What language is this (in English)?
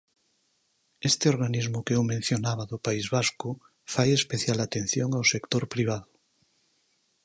Galician